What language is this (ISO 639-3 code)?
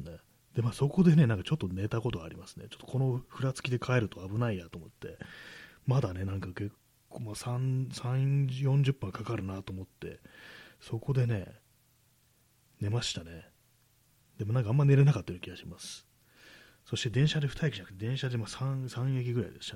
jpn